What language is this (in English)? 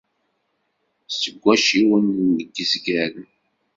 Kabyle